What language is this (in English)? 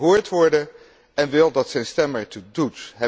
Dutch